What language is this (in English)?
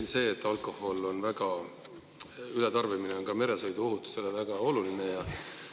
Estonian